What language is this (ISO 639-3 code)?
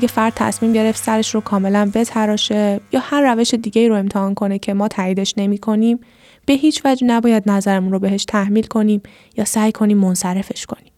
fas